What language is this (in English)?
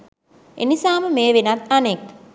Sinhala